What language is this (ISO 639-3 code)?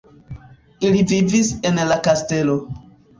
epo